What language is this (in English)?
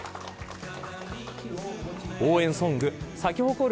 Japanese